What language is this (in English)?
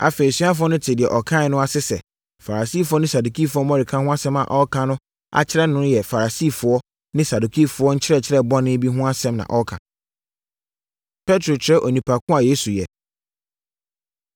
Akan